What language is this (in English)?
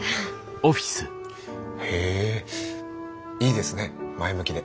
Japanese